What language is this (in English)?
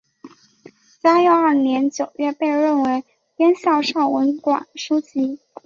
Chinese